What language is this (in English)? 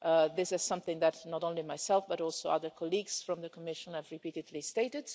English